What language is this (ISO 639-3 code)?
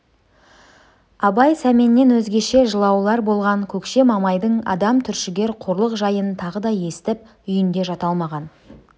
kaz